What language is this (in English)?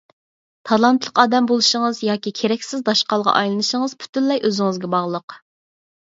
Uyghur